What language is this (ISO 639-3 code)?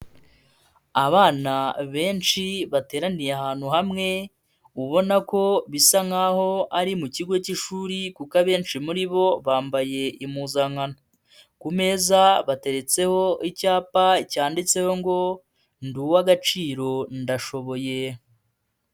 kin